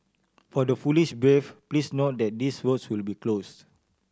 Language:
English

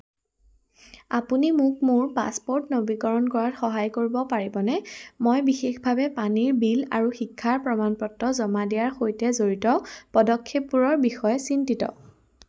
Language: Assamese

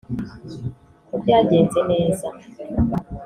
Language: Kinyarwanda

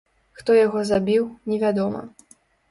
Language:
Belarusian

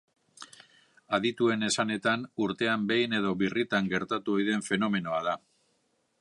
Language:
Basque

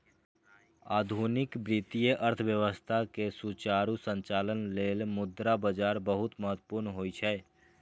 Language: Maithili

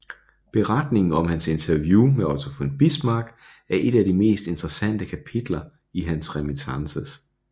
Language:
Danish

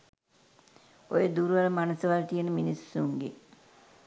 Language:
Sinhala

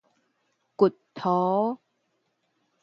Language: Min Nan Chinese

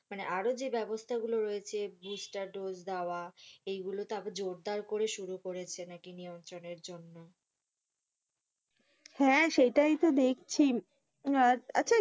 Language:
Bangla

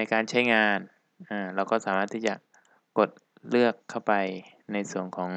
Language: Thai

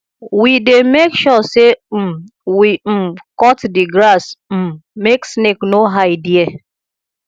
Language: Nigerian Pidgin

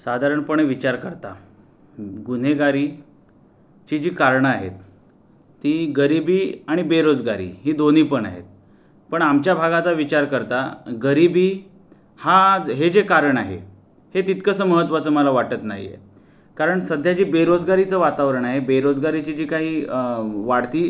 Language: Marathi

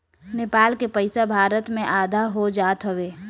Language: Bhojpuri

